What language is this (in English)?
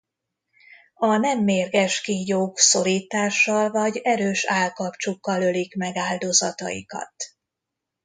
Hungarian